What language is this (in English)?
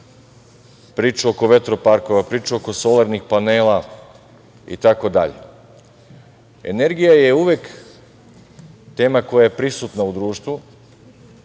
Serbian